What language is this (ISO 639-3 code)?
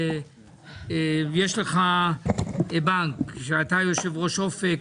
heb